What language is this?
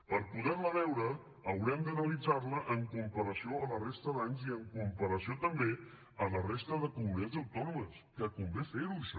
Catalan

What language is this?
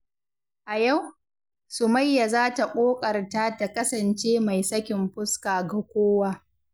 Hausa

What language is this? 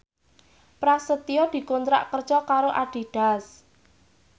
Javanese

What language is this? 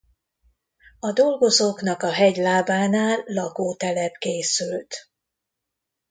Hungarian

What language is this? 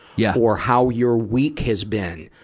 English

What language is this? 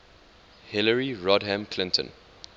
English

